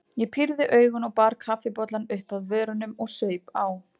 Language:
Icelandic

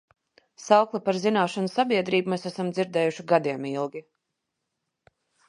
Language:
Latvian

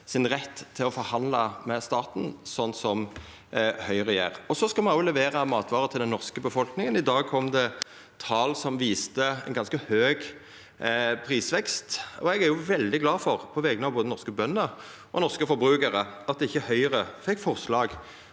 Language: Norwegian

